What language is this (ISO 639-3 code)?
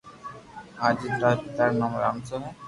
lrk